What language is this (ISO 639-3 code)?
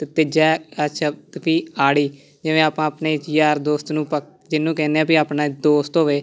pan